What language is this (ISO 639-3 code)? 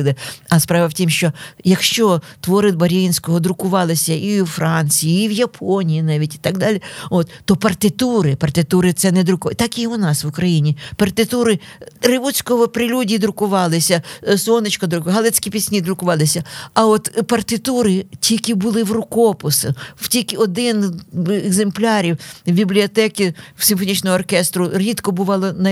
ukr